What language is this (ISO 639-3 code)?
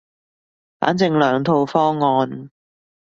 yue